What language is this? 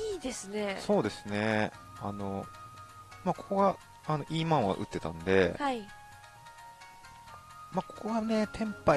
Japanese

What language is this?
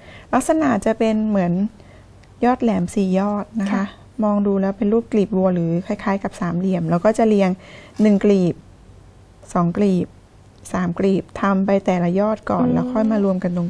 Thai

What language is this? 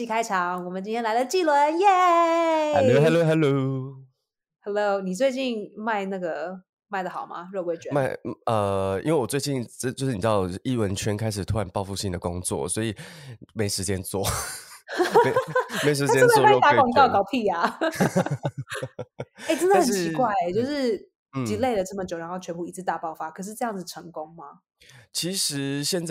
Chinese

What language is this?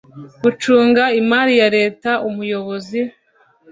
Kinyarwanda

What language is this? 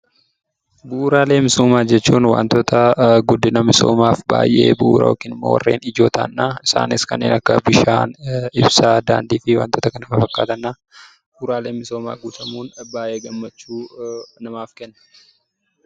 Oromo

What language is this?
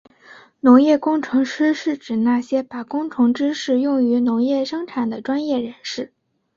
Chinese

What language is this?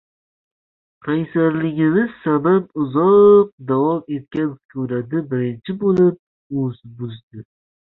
Uzbek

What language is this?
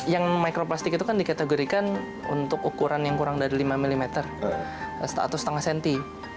Indonesian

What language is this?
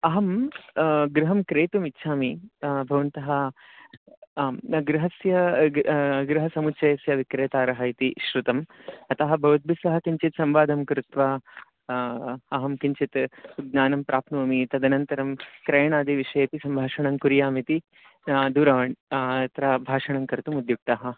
Sanskrit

